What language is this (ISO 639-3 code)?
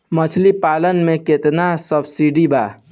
bho